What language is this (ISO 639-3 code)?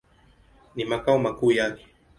swa